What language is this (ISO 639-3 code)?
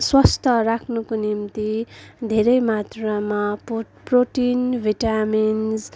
nep